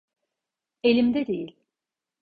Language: Turkish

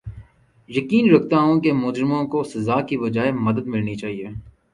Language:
Urdu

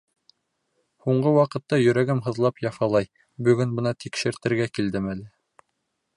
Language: Bashkir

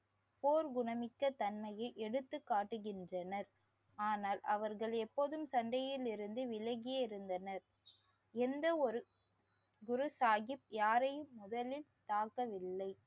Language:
Tamil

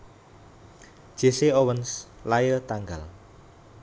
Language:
Javanese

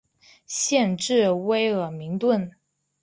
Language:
Chinese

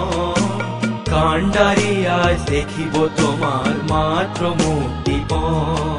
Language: Hindi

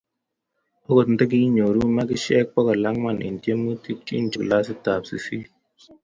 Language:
Kalenjin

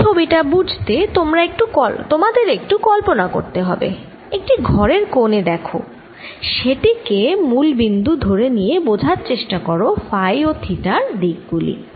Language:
Bangla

